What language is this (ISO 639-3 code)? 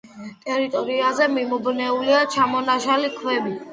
kat